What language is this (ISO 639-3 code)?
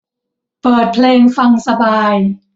tha